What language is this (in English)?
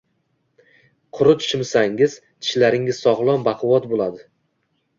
Uzbek